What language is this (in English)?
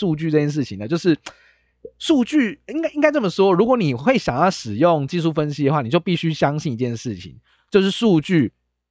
Chinese